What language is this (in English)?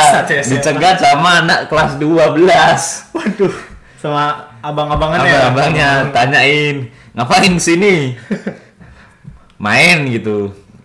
Indonesian